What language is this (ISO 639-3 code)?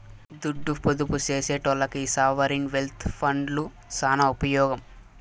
tel